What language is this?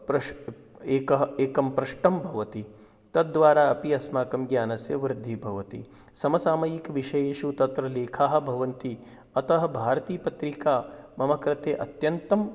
Sanskrit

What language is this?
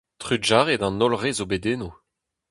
Breton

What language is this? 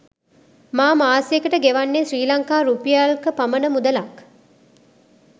Sinhala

